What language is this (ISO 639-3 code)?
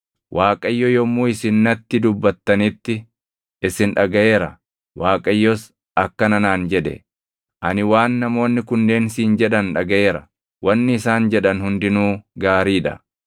orm